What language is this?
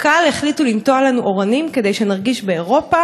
Hebrew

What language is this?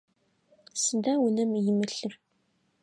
Adyghe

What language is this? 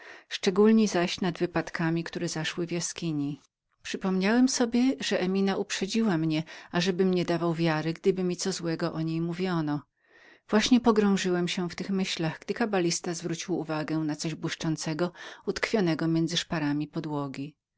Polish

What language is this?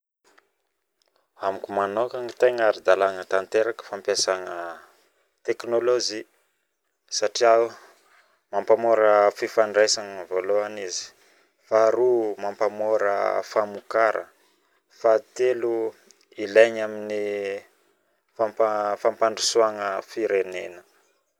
Northern Betsimisaraka Malagasy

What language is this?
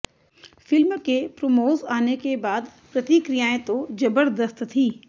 Hindi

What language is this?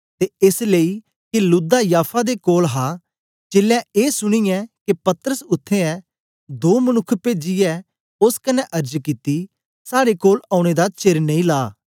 Dogri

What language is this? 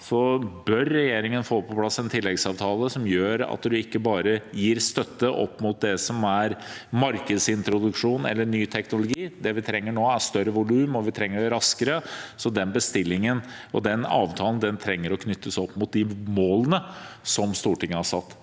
Norwegian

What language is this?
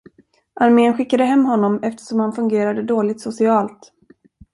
Swedish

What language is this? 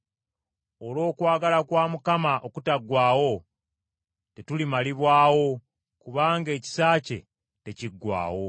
Ganda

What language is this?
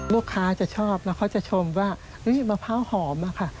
Thai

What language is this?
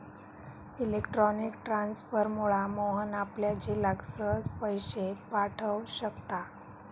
Marathi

